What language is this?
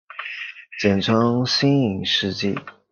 Chinese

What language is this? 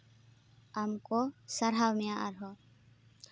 Santali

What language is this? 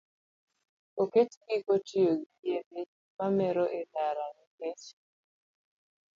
Luo (Kenya and Tanzania)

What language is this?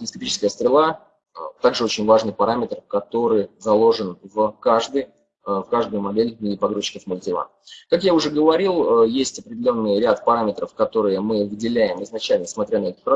Russian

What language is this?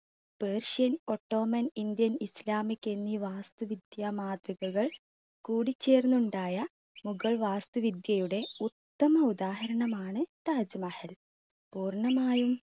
Malayalam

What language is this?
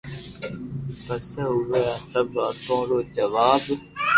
Loarki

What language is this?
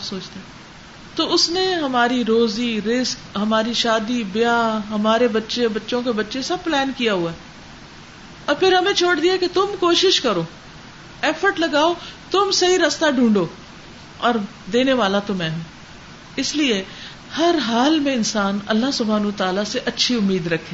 Urdu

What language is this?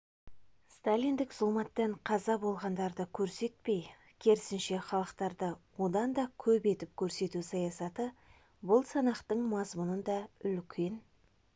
Kazakh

